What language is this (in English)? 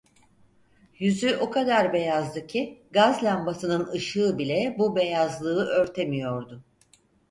Turkish